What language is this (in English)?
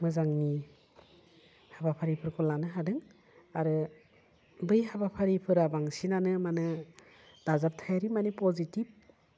Bodo